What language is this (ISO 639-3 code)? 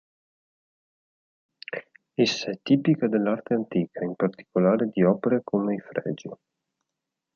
ita